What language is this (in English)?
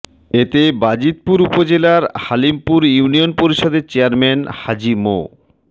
Bangla